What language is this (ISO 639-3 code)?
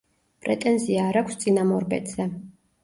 kat